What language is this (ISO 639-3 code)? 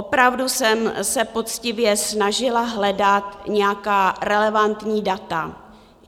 ces